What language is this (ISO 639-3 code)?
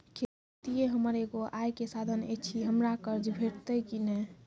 mai